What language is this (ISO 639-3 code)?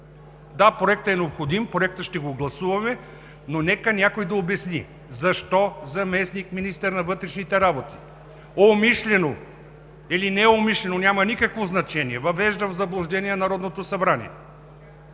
bul